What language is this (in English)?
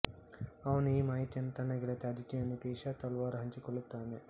Kannada